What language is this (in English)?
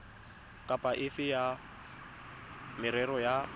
Tswana